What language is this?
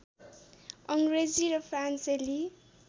Nepali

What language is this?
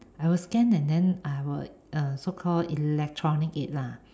English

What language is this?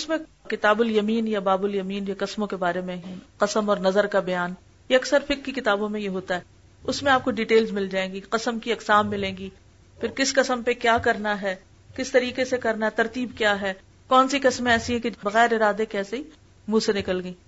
Urdu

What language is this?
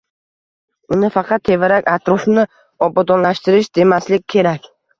Uzbek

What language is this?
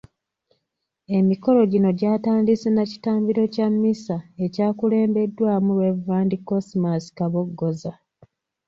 Ganda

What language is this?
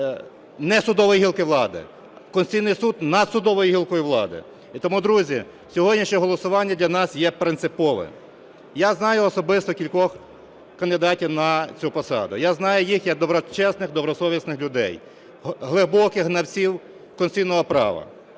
Ukrainian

